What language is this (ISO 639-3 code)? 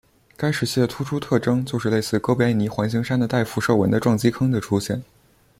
zho